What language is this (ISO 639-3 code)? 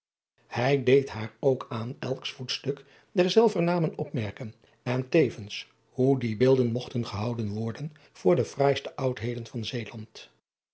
nld